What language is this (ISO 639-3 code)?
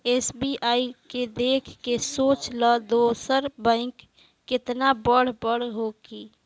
bho